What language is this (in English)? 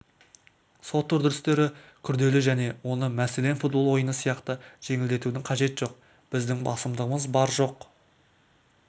Kazakh